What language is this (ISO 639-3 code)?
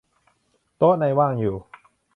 tha